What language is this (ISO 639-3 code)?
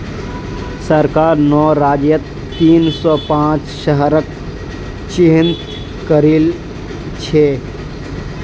mag